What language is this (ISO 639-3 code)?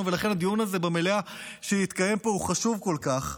heb